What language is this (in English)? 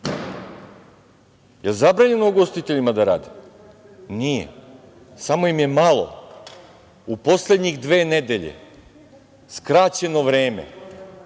Serbian